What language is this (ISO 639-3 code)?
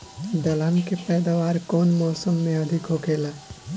bho